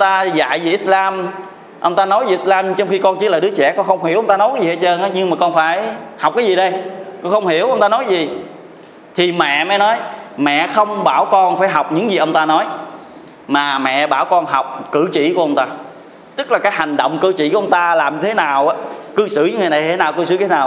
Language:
Vietnamese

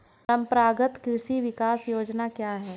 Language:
Hindi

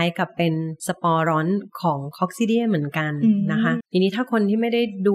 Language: Thai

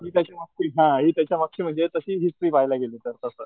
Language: Marathi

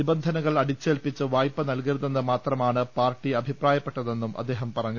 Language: Malayalam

